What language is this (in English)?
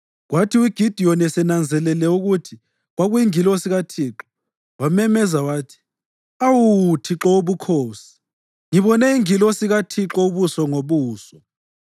North Ndebele